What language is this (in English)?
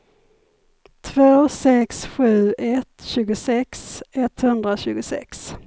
Swedish